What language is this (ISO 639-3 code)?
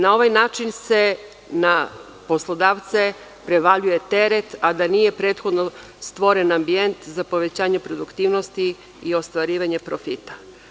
srp